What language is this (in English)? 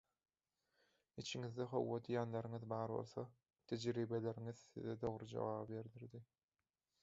Turkmen